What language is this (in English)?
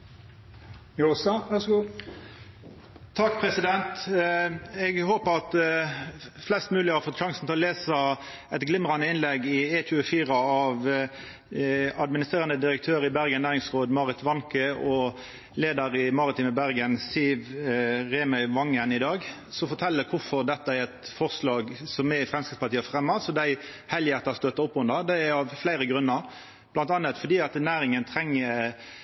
Norwegian Nynorsk